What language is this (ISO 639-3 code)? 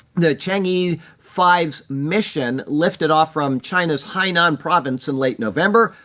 eng